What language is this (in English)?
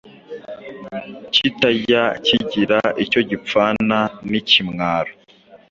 Kinyarwanda